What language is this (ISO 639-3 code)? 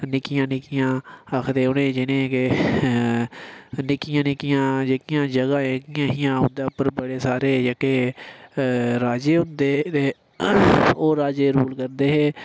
doi